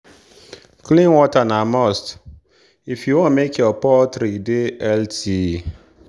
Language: Nigerian Pidgin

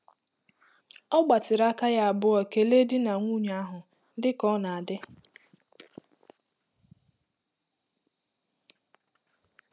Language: Igbo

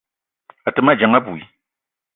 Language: Eton (Cameroon)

